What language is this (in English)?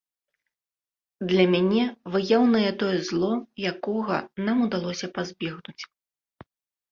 Belarusian